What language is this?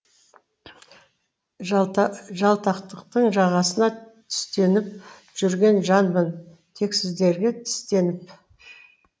Kazakh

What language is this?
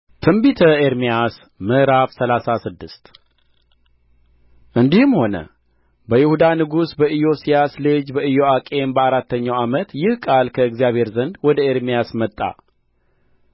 Amharic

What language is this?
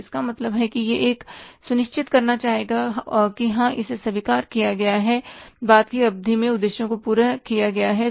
Hindi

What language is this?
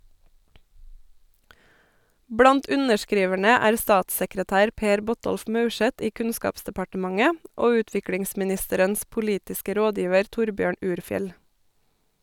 Norwegian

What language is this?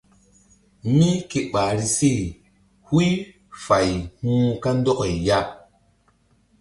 Mbum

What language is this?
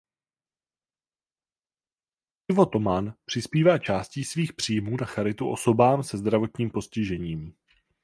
Czech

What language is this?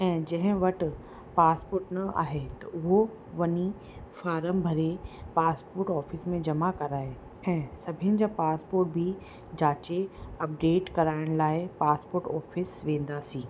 Sindhi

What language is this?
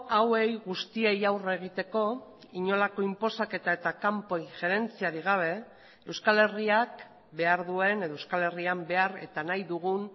Basque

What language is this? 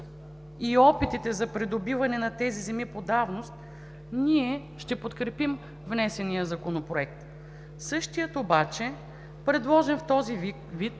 Bulgarian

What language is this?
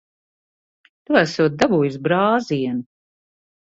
Latvian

